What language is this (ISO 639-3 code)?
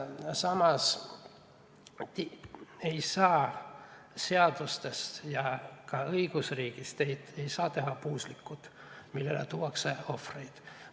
est